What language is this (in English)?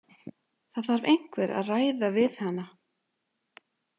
Icelandic